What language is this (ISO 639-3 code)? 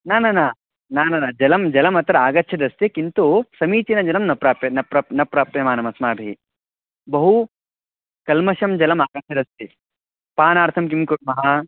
san